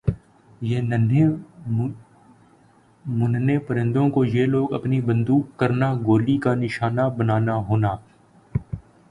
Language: Urdu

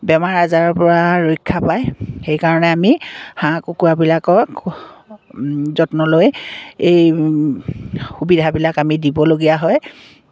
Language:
Assamese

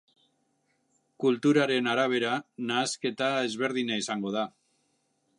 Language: Basque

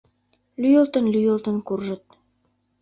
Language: Mari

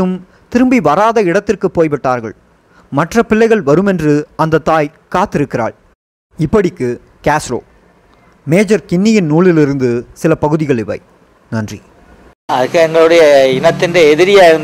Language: Tamil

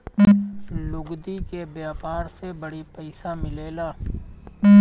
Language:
Bhojpuri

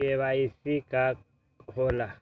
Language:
Magahi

